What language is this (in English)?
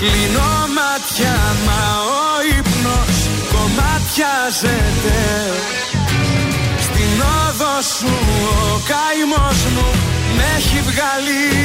Greek